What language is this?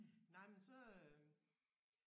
Danish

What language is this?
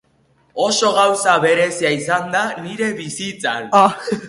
Basque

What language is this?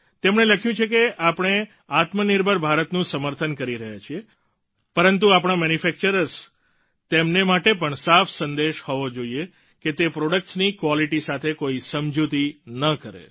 Gujarati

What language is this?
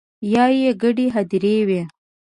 Pashto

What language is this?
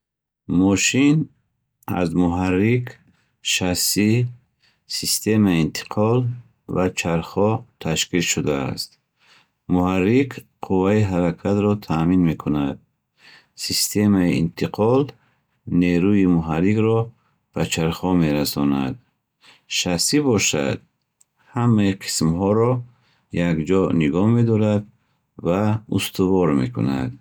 Bukharic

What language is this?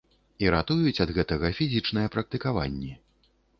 Belarusian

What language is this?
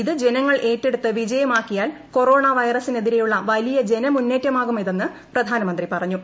Malayalam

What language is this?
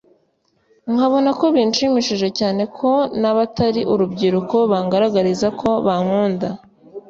Kinyarwanda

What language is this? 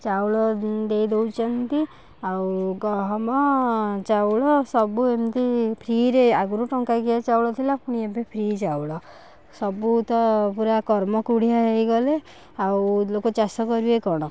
Odia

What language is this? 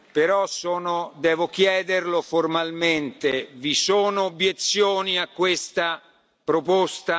Italian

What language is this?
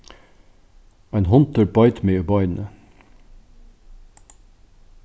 Faroese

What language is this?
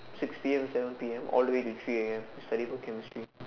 English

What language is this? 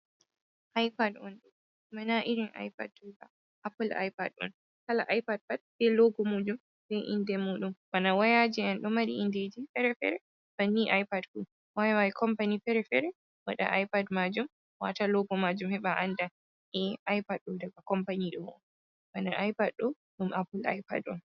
Fula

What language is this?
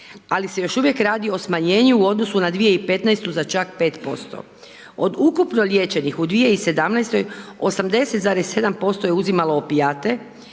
Croatian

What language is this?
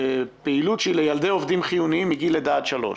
Hebrew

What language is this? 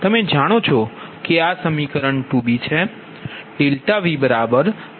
Gujarati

